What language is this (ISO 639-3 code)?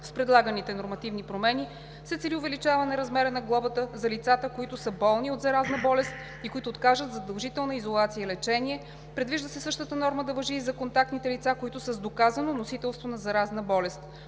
bul